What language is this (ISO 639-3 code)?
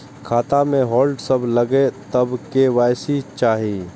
mai